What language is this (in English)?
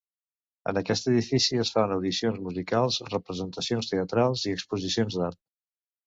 Catalan